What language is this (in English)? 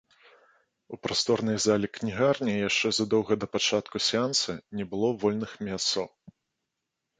Belarusian